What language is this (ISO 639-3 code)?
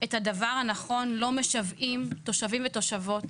heb